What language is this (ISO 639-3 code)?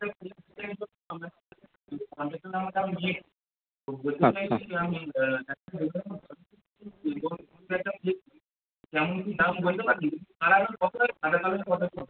ben